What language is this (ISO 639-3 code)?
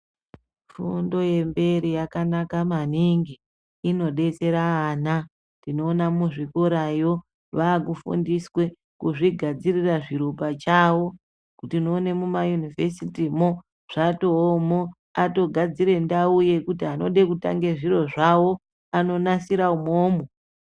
ndc